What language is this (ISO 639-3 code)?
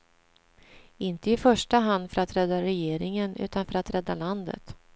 swe